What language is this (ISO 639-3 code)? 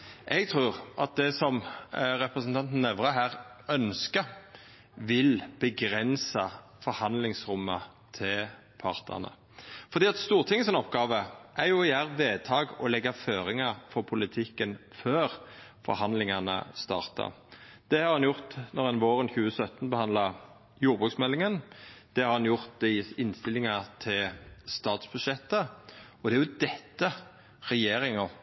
nno